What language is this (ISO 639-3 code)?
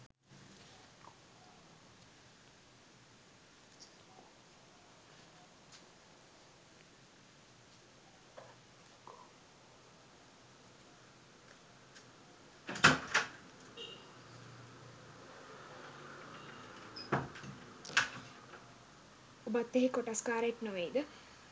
sin